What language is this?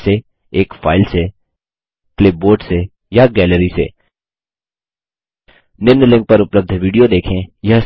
Hindi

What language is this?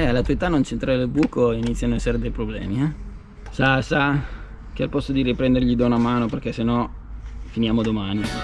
Italian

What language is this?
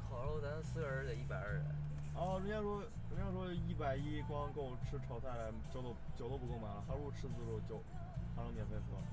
Chinese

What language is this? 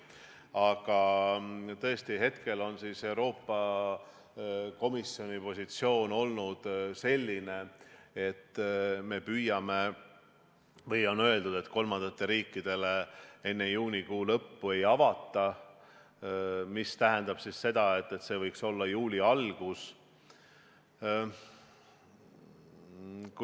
Estonian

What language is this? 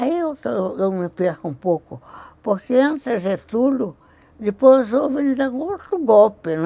Portuguese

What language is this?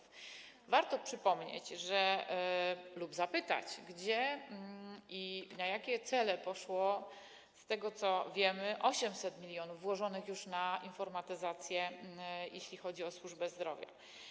Polish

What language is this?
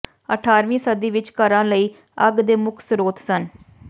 Punjabi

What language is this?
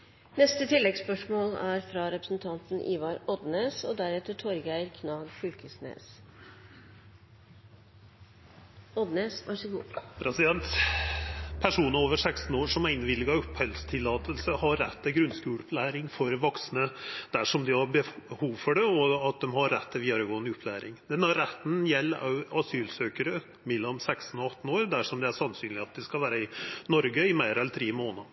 Norwegian Nynorsk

